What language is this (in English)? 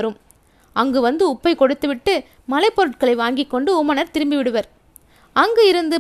Tamil